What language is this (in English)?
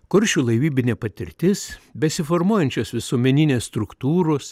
Lithuanian